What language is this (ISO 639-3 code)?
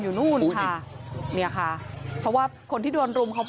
tha